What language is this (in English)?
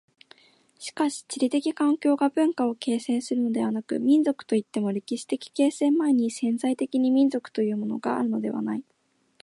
Japanese